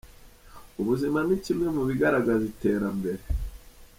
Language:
Kinyarwanda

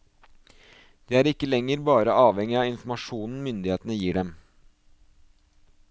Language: Norwegian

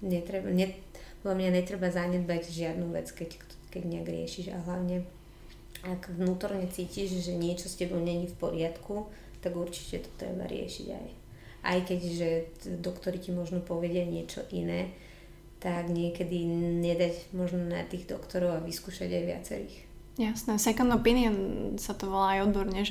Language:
Slovak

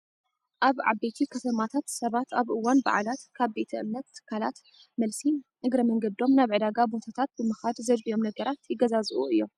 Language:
Tigrinya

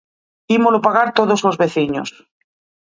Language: Galician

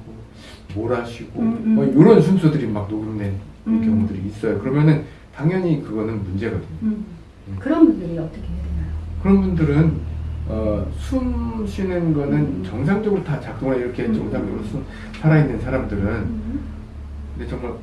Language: Korean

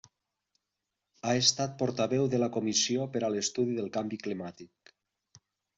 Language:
Catalan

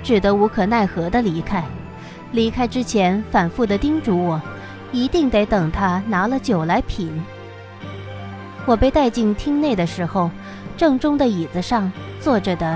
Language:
Chinese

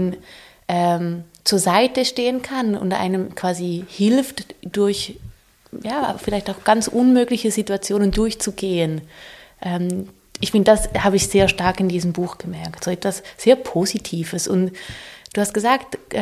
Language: German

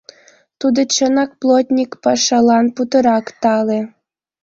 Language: Mari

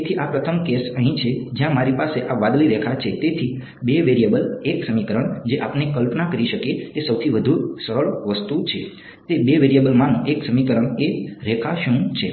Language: Gujarati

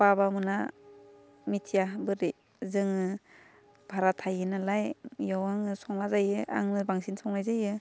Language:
Bodo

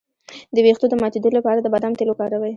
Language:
Pashto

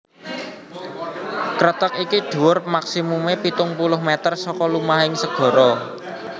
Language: Javanese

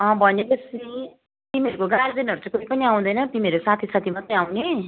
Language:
Nepali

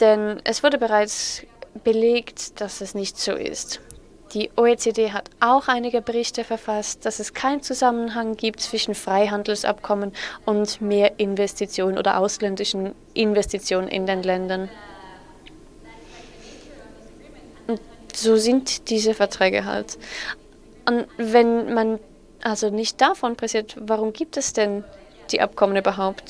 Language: German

